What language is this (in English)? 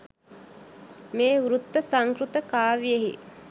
Sinhala